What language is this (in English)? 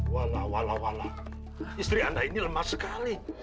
Indonesian